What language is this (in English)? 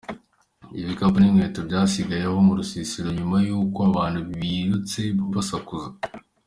Kinyarwanda